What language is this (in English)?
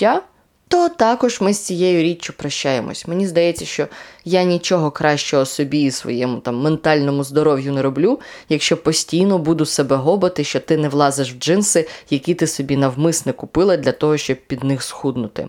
Ukrainian